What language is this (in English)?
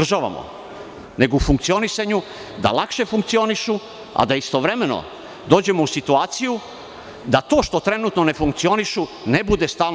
Serbian